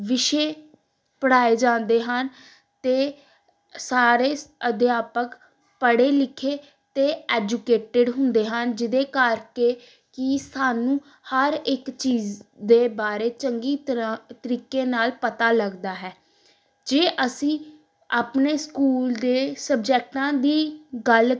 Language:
Punjabi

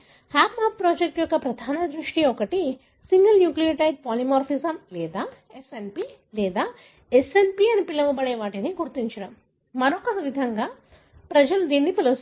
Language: Telugu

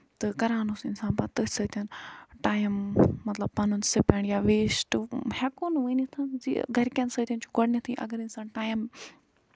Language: Kashmiri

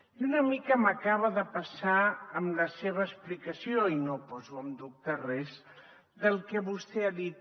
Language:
Catalan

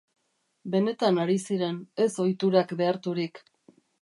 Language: Basque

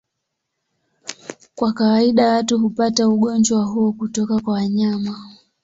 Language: Swahili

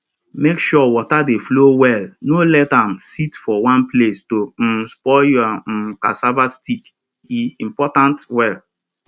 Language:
Nigerian Pidgin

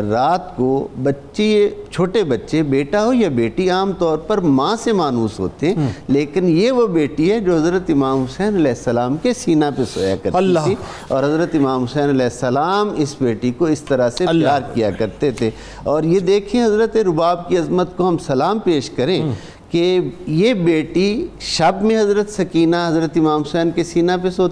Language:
Urdu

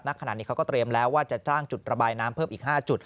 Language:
Thai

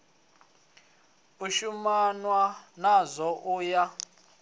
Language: Venda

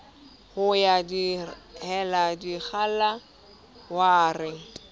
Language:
Southern Sotho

